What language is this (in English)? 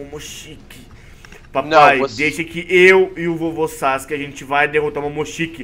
Portuguese